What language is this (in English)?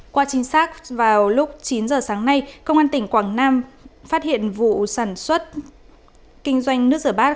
Vietnamese